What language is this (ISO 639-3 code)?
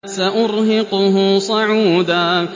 ara